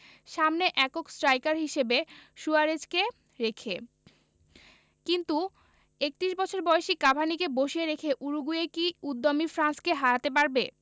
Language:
Bangla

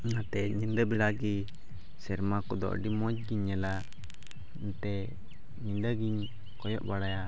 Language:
Santali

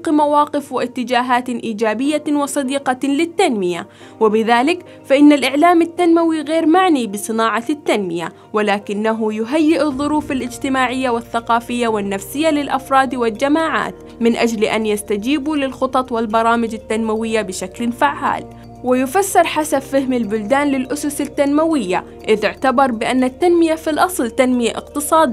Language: Arabic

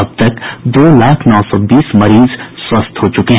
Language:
Hindi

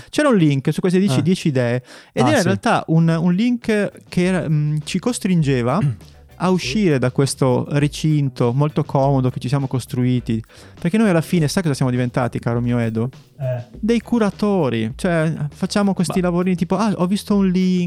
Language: Italian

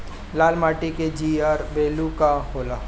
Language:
Bhojpuri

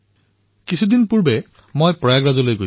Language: Assamese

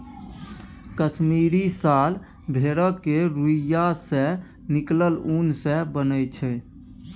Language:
Maithili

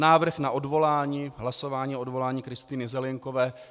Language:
Czech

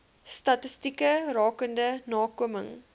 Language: Afrikaans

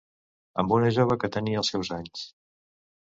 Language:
Catalan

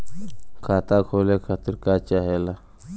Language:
Bhojpuri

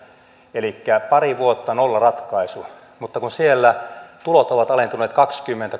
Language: Finnish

